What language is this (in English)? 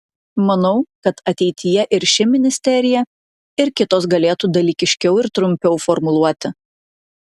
Lithuanian